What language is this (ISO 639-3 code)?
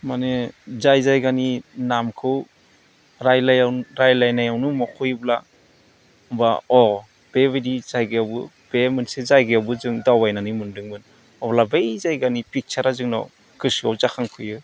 brx